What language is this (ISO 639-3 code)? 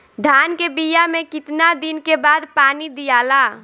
bho